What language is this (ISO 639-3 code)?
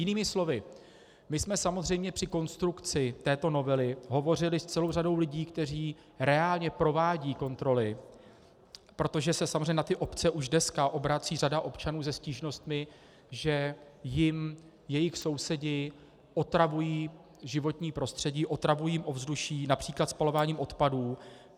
ces